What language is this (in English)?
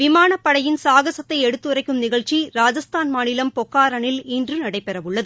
Tamil